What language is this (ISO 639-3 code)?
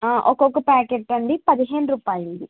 tel